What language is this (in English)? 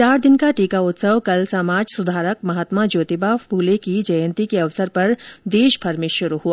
Hindi